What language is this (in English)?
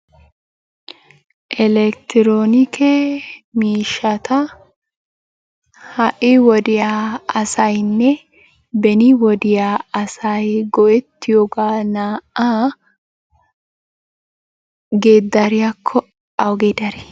Wolaytta